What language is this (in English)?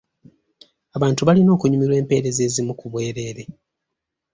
Ganda